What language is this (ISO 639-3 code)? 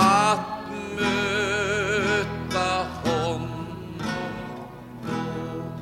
swe